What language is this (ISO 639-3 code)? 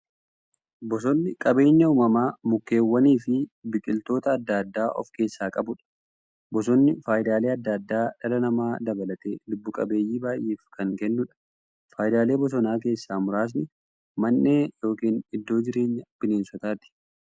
orm